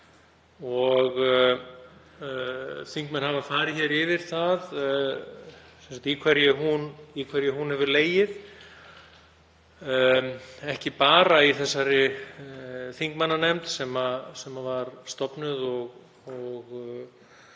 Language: Icelandic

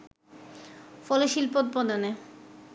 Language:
Bangla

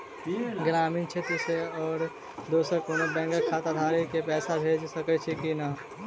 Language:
Maithili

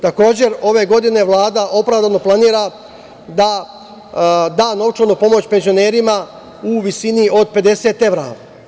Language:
Serbian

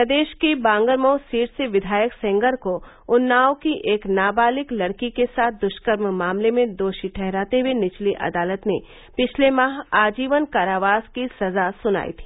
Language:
Hindi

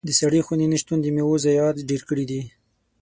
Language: Pashto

